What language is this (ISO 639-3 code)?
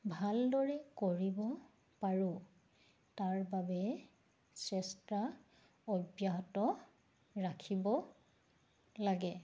asm